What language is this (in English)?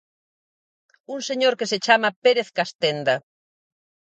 Galician